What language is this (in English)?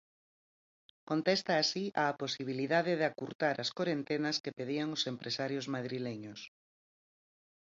Galician